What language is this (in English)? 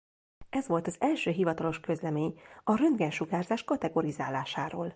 Hungarian